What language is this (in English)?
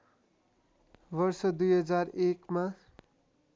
Nepali